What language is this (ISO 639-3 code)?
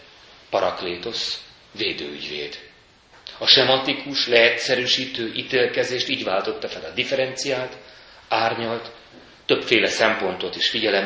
hun